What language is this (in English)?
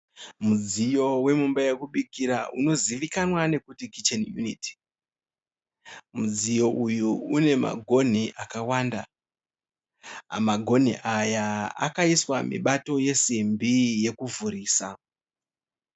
Shona